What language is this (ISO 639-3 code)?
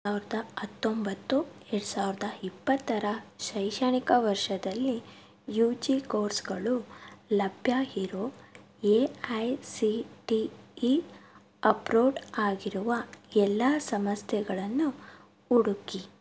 kan